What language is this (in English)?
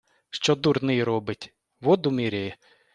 Ukrainian